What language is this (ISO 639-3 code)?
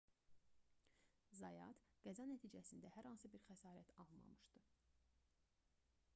aze